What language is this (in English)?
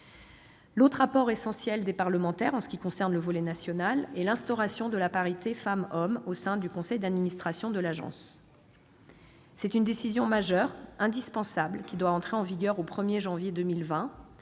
French